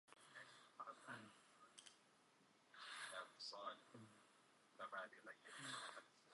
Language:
Central Kurdish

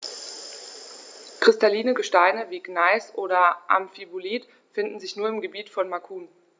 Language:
German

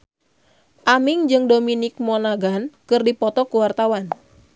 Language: Sundanese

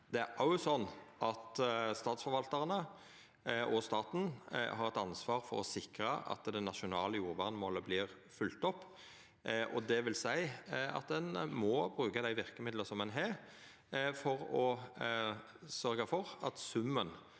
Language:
Norwegian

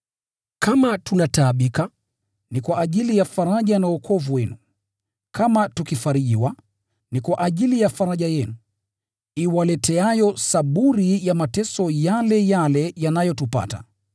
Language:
Swahili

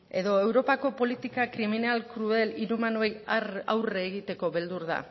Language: Basque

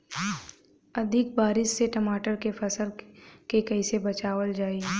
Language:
Bhojpuri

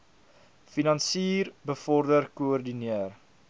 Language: Afrikaans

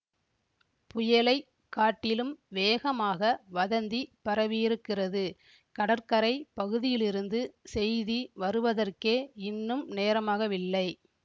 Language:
Tamil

